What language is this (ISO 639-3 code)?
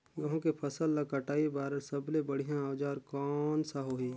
hne